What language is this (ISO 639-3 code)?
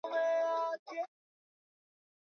swa